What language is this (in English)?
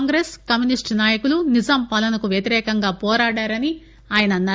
Telugu